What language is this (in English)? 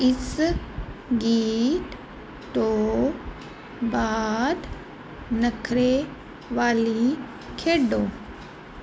Punjabi